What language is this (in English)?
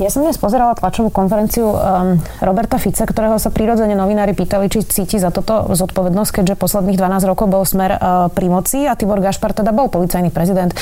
Slovak